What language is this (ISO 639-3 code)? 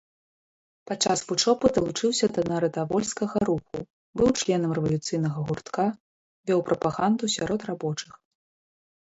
bel